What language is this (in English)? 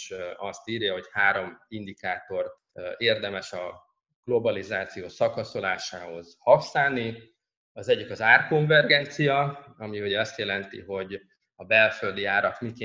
Hungarian